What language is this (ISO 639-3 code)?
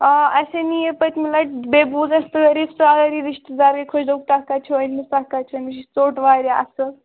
kas